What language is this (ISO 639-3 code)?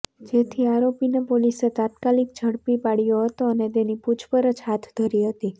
guj